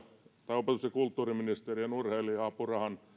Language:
Finnish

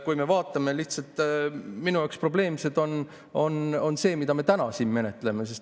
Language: Estonian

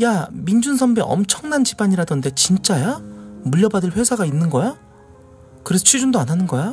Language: Korean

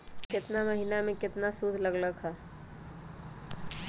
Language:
Magahi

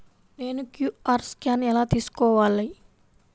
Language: Telugu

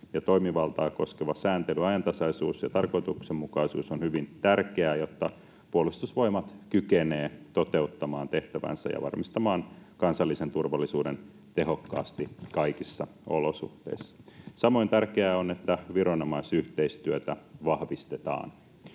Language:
Finnish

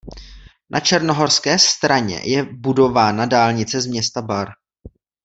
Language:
Czech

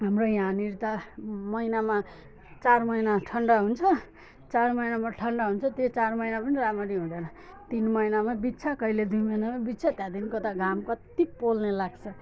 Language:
Nepali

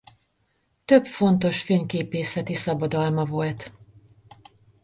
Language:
Hungarian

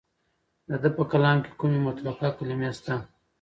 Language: Pashto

